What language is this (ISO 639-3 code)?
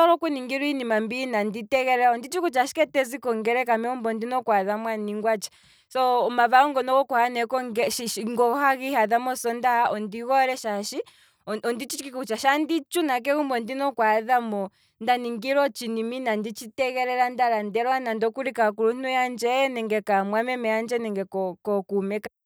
kwm